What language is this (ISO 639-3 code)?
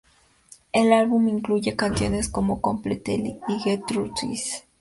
spa